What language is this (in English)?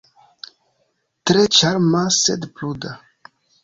Esperanto